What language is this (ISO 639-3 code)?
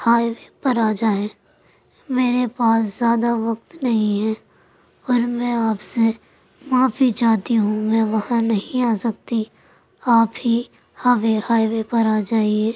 urd